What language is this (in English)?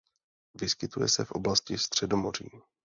Czech